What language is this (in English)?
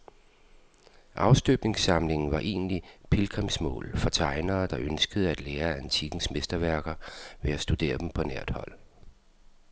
Danish